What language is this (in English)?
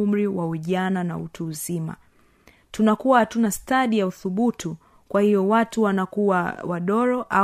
Swahili